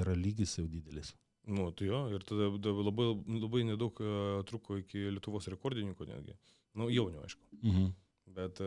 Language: Lithuanian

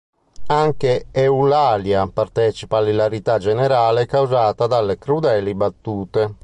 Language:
Italian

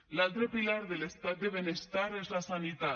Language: Catalan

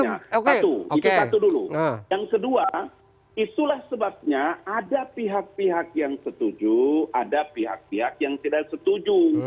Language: Indonesian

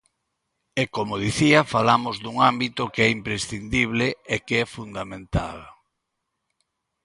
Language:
Galician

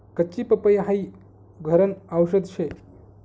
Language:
Marathi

